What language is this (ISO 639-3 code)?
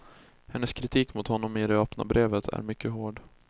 swe